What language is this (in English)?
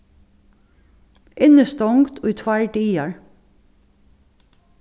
Faroese